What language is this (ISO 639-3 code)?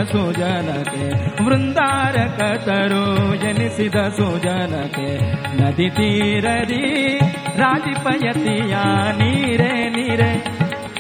kan